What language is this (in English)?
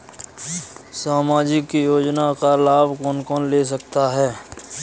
Hindi